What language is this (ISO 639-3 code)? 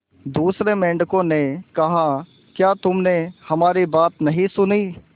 hin